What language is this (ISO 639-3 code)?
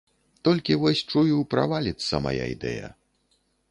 bel